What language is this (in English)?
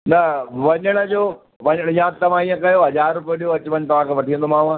Sindhi